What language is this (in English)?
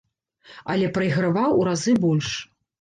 Belarusian